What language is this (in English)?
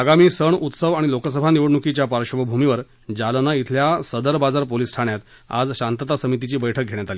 Marathi